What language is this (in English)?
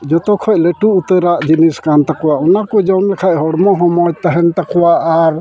Santali